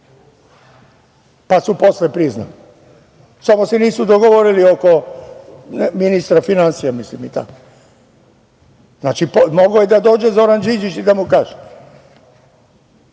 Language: Serbian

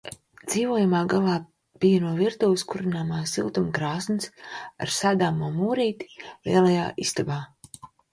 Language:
Latvian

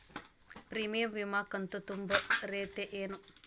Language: Kannada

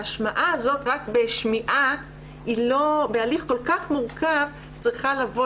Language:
Hebrew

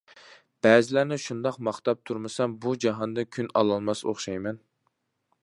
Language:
Uyghur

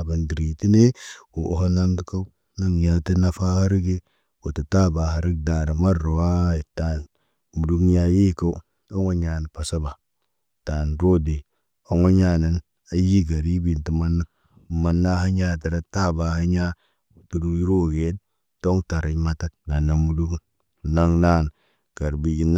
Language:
Naba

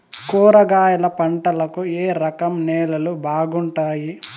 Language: Telugu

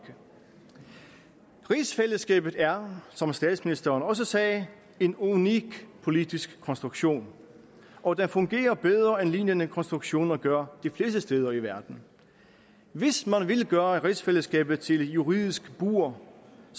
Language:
Danish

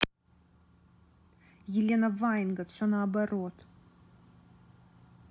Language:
Russian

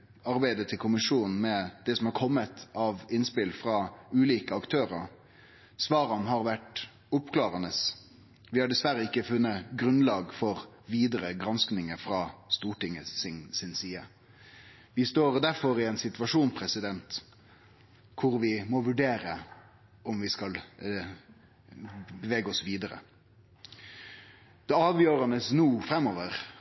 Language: Norwegian Nynorsk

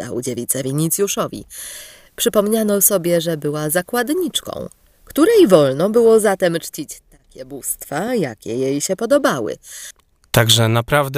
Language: Polish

